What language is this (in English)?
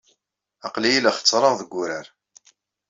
Kabyle